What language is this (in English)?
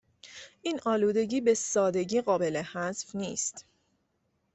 Persian